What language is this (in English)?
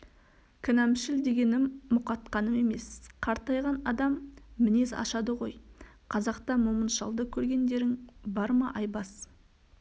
Kazakh